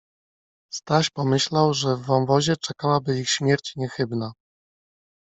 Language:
Polish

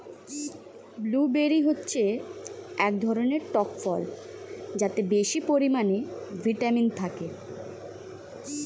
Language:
Bangla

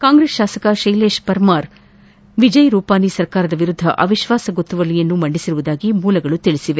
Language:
Kannada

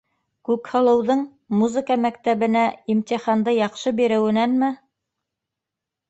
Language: Bashkir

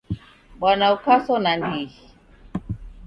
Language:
Taita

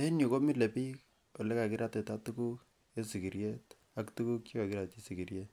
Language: Kalenjin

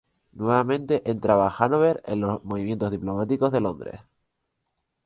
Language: Spanish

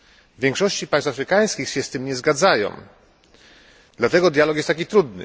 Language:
Polish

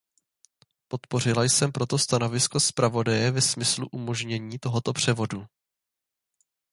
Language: Czech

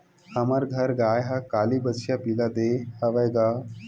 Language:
Chhattisgarhi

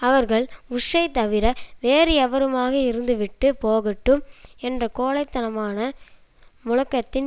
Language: Tamil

